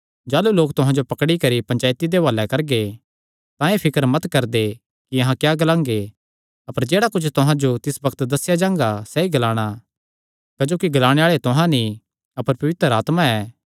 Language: Kangri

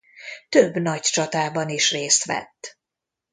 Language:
Hungarian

